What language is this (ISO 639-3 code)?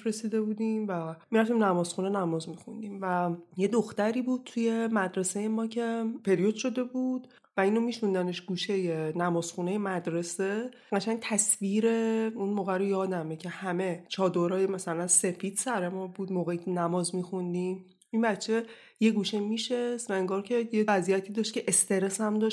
fas